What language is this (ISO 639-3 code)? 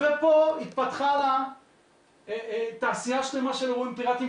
heb